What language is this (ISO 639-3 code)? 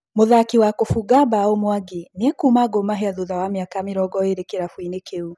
kik